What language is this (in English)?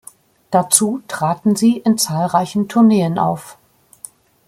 German